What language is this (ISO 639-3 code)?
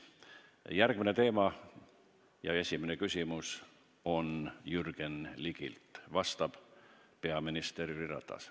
est